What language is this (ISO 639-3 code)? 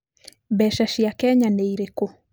kik